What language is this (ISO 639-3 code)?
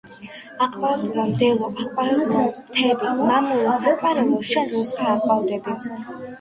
kat